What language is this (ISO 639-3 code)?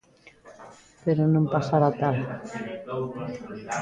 glg